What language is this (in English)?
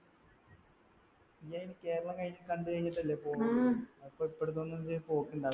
Malayalam